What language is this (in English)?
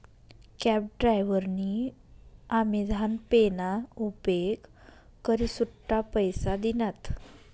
Marathi